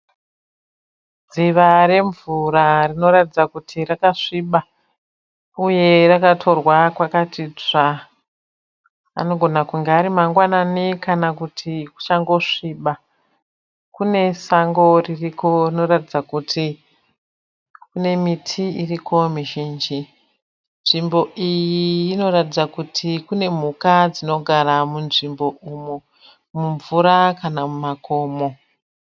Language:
Shona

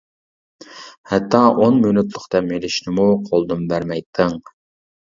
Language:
Uyghur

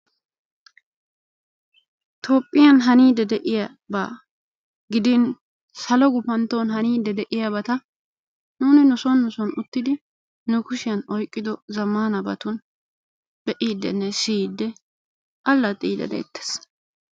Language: Wolaytta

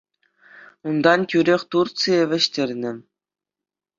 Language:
Chuvash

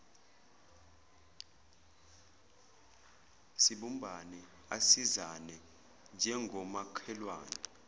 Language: Zulu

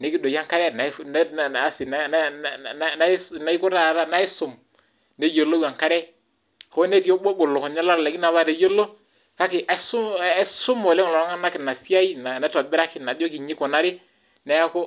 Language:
Masai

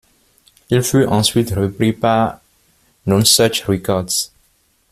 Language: French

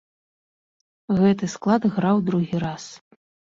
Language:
Belarusian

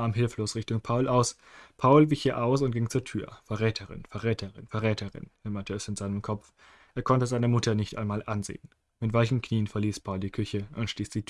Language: German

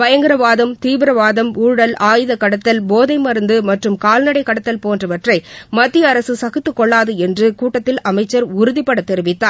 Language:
Tamil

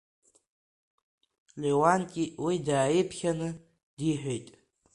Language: Abkhazian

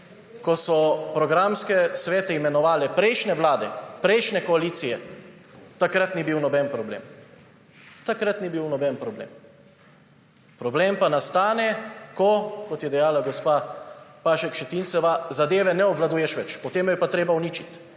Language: Slovenian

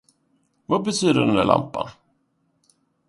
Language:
Swedish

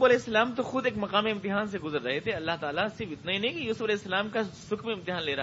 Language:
Urdu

